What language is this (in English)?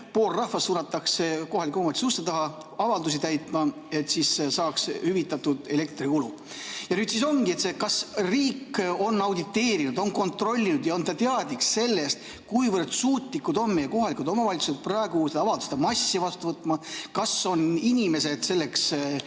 Estonian